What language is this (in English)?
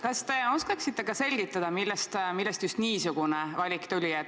Estonian